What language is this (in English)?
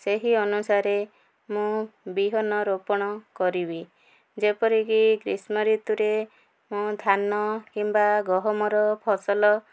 Odia